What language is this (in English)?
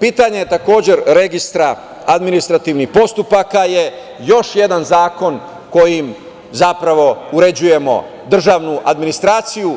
Serbian